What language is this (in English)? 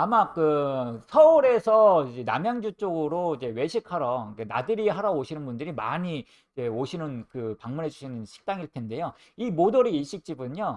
Korean